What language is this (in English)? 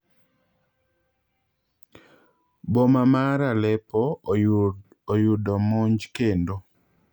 Luo (Kenya and Tanzania)